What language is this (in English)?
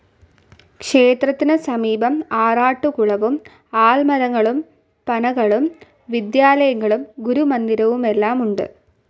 Malayalam